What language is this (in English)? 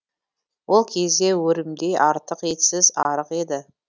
Kazakh